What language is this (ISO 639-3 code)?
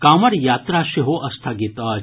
mai